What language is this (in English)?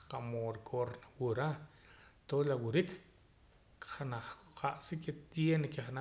Poqomam